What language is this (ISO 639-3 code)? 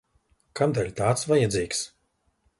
lav